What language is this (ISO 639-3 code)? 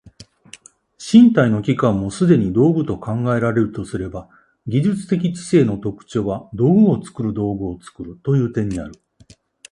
jpn